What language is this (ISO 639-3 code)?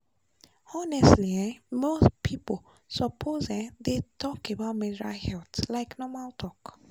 pcm